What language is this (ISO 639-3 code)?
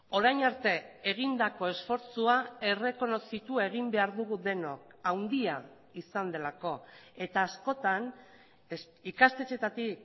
eus